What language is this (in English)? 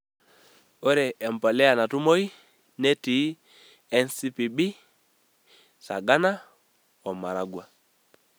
Masai